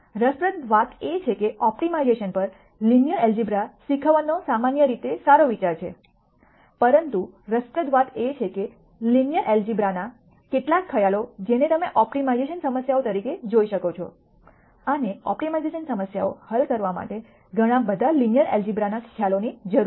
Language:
Gujarati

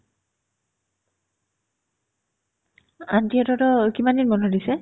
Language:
Assamese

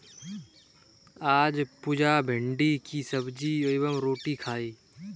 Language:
Hindi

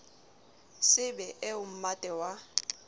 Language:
Southern Sotho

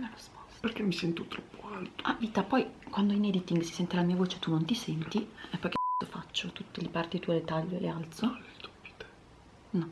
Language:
Italian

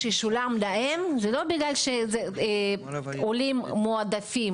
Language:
Hebrew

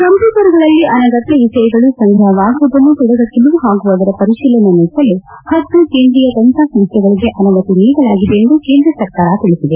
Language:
Kannada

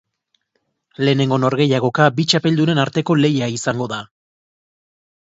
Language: Basque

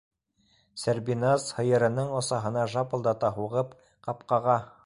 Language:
Bashkir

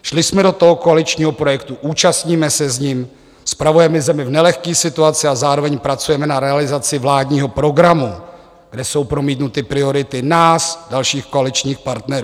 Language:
Czech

